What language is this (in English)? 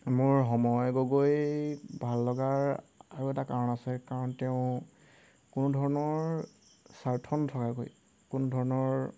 Assamese